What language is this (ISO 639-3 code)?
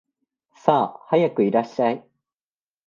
jpn